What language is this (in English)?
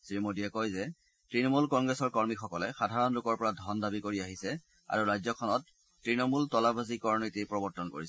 Assamese